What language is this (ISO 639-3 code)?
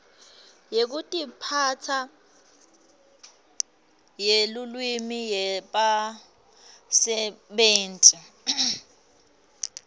ssw